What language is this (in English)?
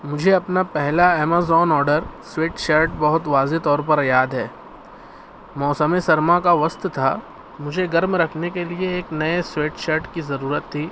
Urdu